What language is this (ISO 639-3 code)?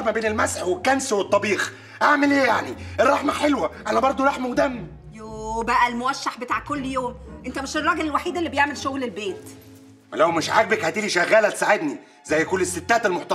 ara